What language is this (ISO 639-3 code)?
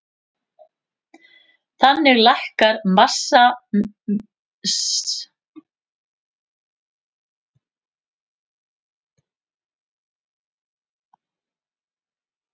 isl